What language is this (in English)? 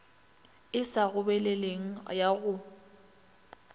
Northern Sotho